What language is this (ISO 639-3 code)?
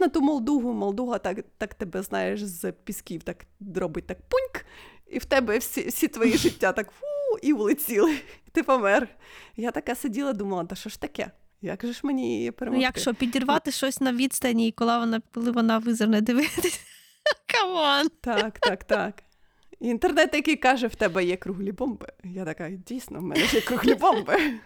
ukr